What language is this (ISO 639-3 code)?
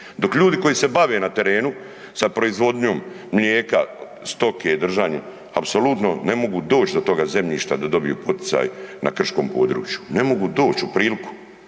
hrv